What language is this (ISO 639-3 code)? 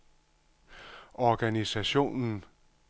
dan